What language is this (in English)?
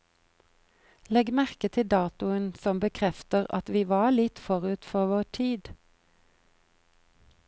Norwegian